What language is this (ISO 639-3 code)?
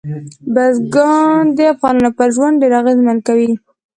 pus